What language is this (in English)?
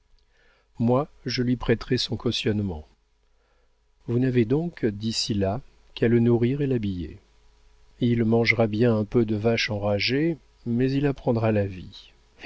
French